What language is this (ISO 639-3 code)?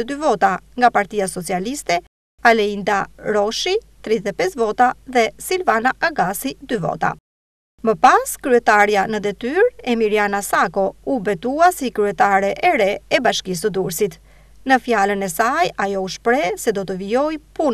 ron